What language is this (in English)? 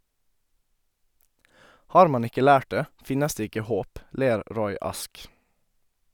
Norwegian